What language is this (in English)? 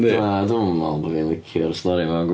Welsh